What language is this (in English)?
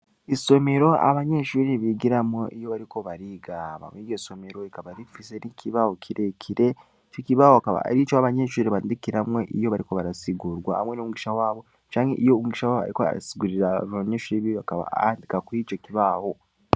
Rundi